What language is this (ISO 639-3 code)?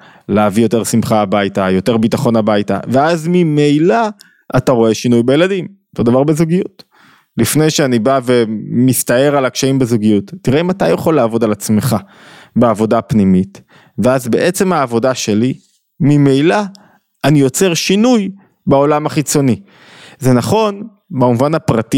heb